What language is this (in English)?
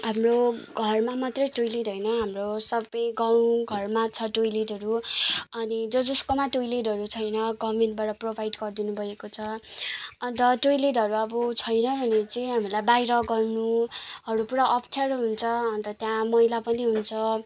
Nepali